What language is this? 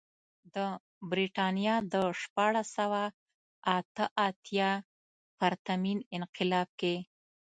Pashto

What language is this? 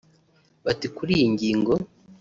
Kinyarwanda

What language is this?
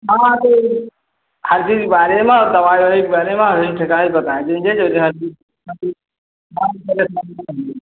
Hindi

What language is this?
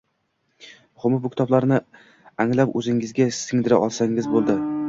Uzbek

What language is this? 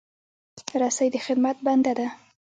Pashto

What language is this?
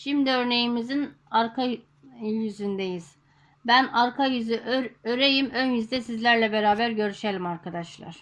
Turkish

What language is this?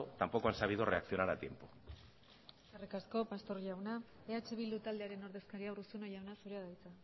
Basque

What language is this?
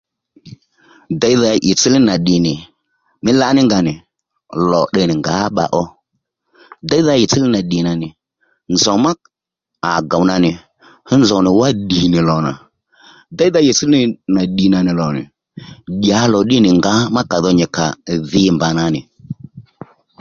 Lendu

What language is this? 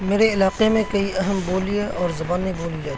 Urdu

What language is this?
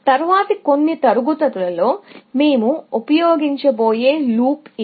Telugu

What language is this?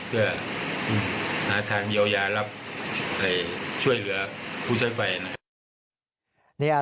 Thai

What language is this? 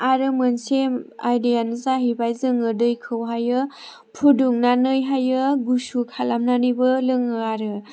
Bodo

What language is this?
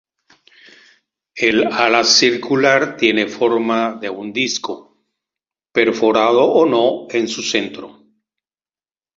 Spanish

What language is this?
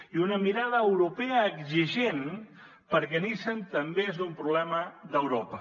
Catalan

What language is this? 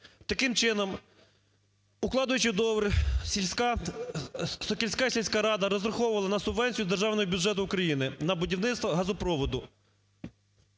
Ukrainian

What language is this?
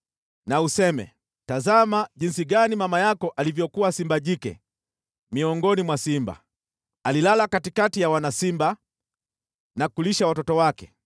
Swahili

